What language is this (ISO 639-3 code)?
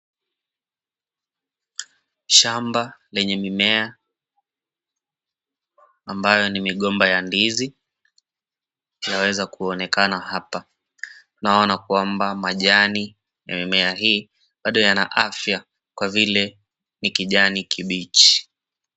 swa